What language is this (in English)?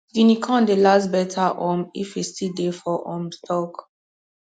Nigerian Pidgin